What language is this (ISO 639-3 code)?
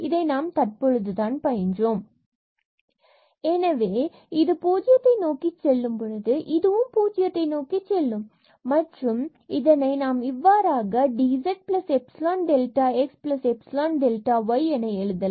tam